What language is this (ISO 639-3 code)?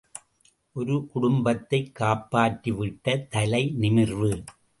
tam